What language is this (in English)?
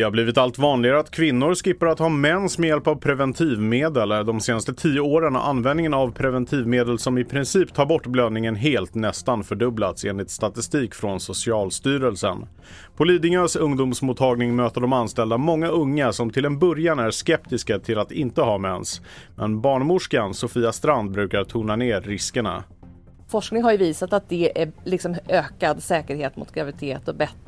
Swedish